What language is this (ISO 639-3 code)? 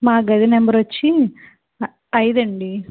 tel